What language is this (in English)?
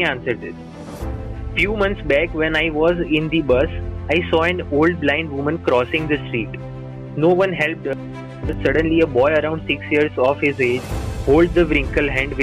Gujarati